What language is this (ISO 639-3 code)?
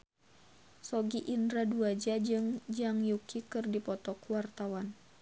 sun